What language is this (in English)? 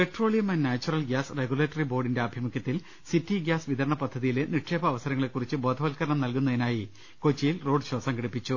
Malayalam